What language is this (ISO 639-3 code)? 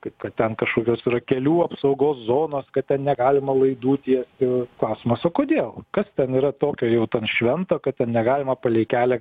lit